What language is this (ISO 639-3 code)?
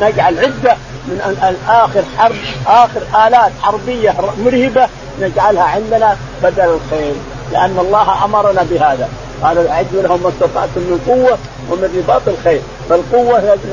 ara